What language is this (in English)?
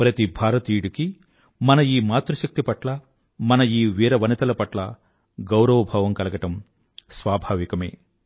Telugu